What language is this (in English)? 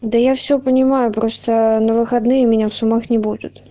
Russian